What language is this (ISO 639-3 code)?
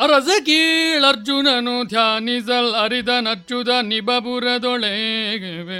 kan